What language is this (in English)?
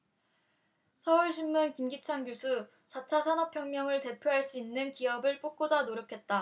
Korean